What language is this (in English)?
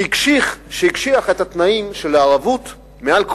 Hebrew